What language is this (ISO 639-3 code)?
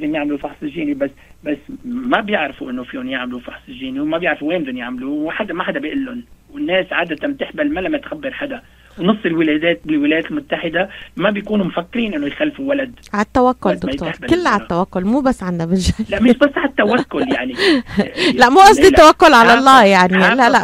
ara